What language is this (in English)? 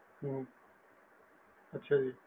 Punjabi